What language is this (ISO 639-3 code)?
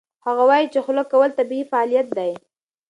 pus